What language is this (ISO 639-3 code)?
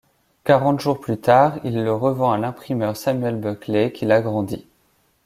fra